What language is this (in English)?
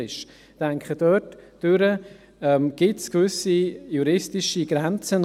Swiss German